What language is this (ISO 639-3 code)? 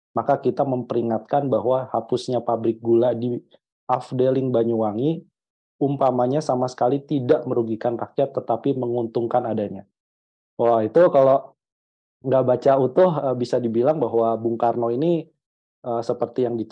ind